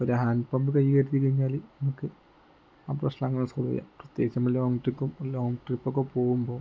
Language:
Malayalam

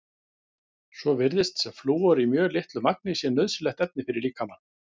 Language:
Icelandic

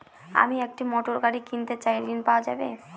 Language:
Bangla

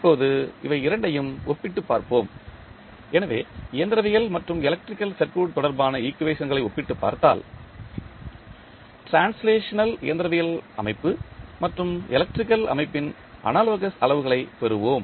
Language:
Tamil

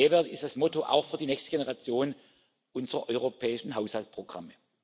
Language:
German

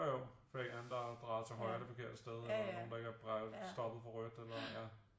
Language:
Danish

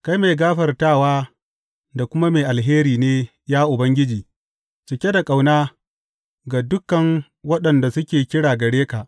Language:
Hausa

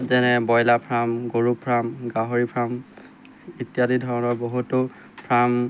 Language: Assamese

